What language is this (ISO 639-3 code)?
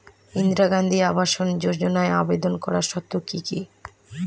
ben